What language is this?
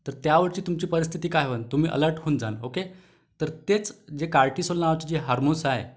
Marathi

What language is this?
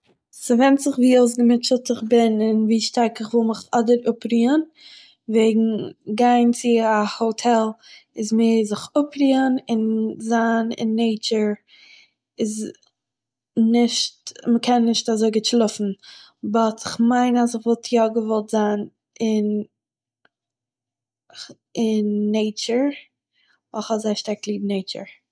Yiddish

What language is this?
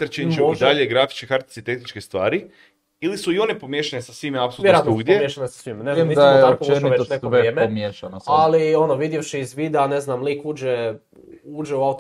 Croatian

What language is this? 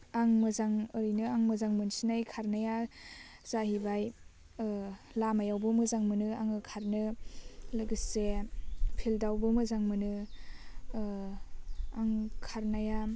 Bodo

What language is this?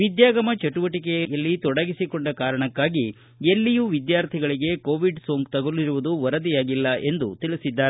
Kannada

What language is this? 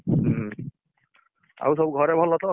Odia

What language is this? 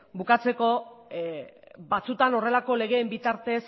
Basque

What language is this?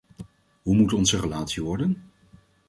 Dutch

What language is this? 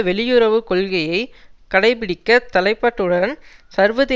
Tamil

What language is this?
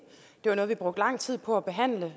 Danish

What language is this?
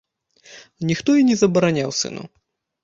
Belarusian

